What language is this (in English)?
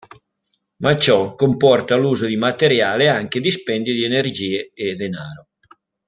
Italian